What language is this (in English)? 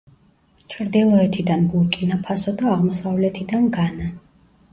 Georgian